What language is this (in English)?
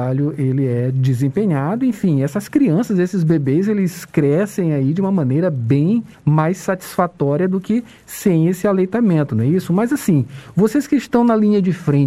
Portuguese